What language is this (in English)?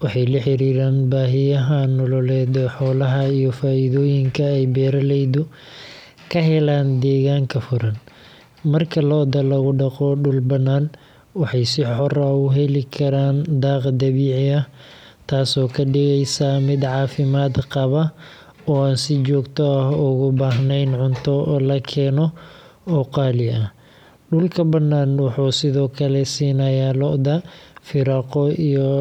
Somali